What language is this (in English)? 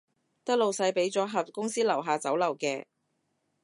Cantonese